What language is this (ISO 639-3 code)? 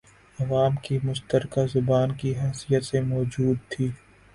urd